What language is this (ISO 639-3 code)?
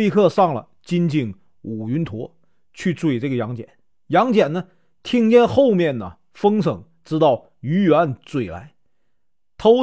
zho